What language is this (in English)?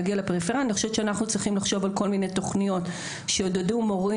Hebrew